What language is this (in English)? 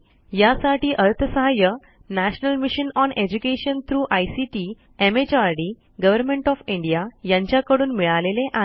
Marathi